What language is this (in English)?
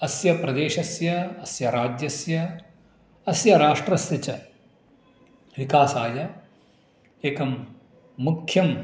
Sanskrit